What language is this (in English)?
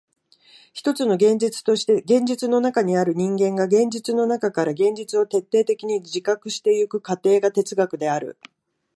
Japanese